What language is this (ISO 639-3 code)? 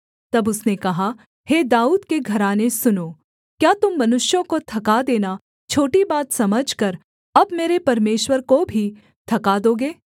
hin